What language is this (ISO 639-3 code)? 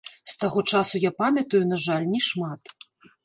bel